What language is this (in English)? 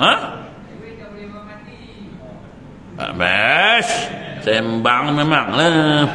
Malay